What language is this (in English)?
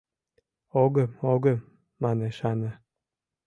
Mari